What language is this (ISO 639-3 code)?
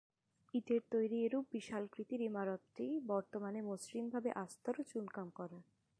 ben